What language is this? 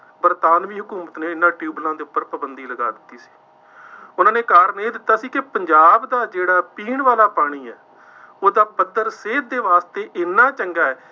Punjabi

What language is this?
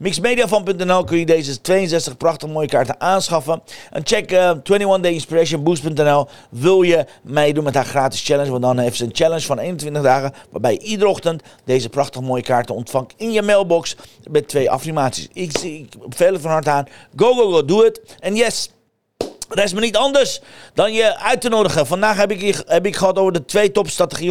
Dutch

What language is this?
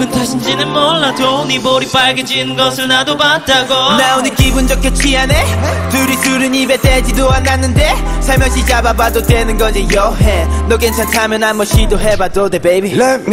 Korean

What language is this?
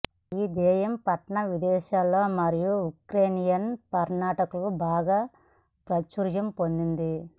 Telugu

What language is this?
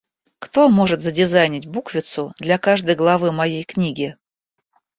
Russian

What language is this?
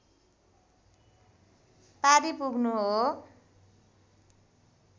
Nepali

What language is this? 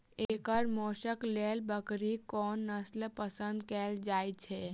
Maithili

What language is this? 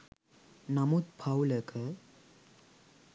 Sinhala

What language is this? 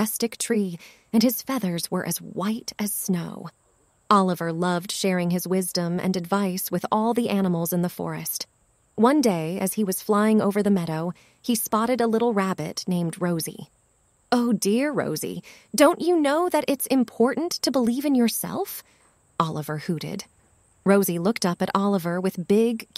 English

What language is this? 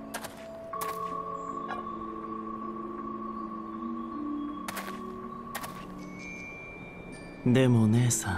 Japanese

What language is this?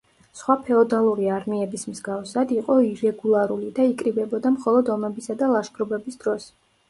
Georgian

